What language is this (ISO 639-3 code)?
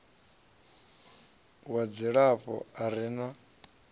ven